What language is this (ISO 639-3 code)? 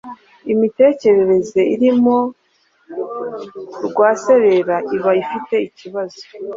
kin